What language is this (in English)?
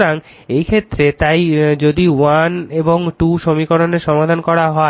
Bangla